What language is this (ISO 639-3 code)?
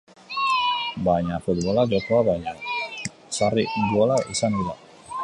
eus